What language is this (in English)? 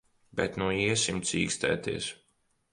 Latvian